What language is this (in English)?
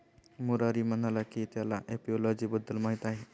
Marathi